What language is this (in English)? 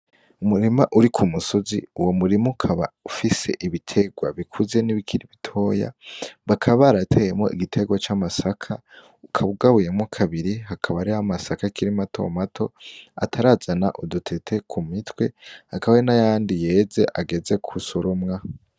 Rundi